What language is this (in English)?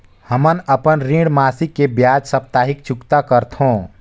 Chhattisgarhi